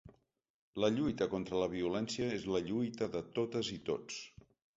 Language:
Catalan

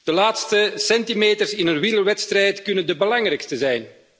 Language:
Dutch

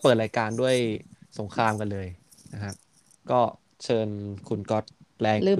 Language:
Thai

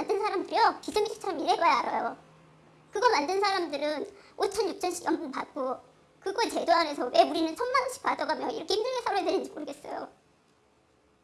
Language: Korean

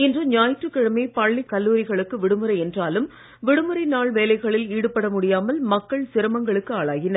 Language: Tamil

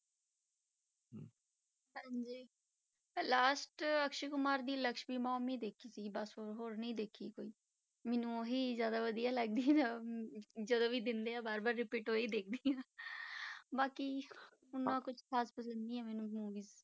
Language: Punjabi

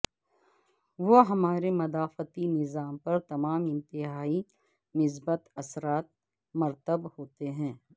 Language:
Urdu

